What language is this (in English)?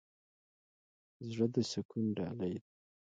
Pashto